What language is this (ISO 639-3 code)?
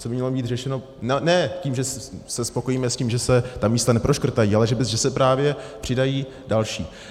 ces